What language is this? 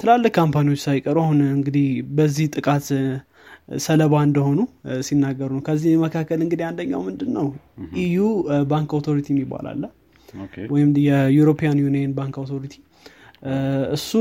Amharic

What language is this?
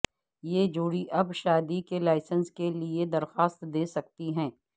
Urdu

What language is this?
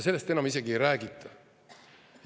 Estonian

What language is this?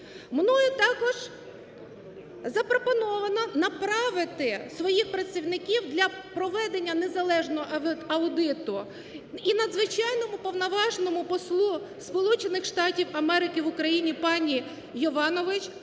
Ukrainian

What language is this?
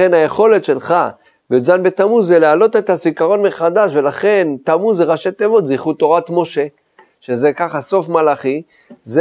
Hebrew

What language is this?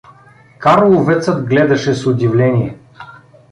Bulgarian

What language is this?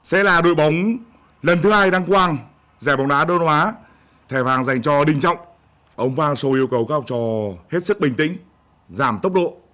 Vietnamese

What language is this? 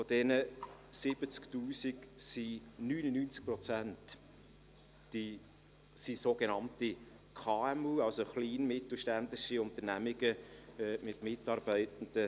Swiss German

